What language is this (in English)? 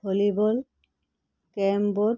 Assamese